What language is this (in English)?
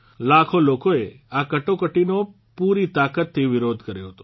Gujarati